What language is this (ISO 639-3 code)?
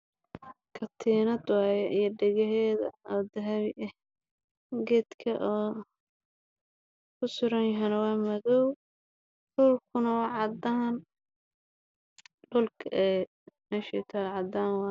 som